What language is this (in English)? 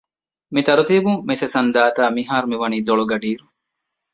Divehi